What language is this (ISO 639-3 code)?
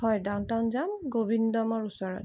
asm